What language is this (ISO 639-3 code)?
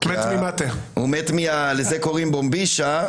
heb